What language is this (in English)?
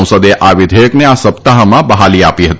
Gujarati